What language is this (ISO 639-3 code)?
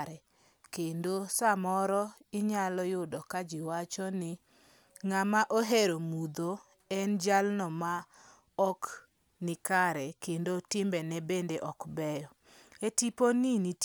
luo